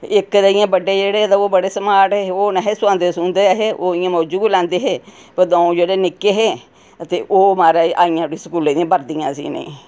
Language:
Dogri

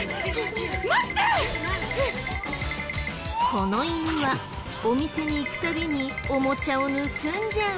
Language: Japanese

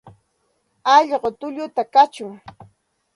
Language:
Santa Ana de Tusi Pasco Quechua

